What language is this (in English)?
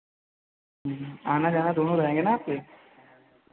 Hindi